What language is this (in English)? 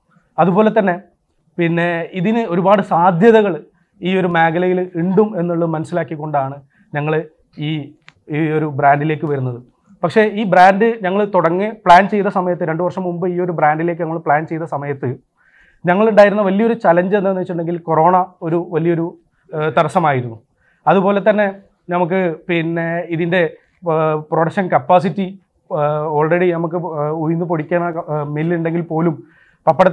Malayalam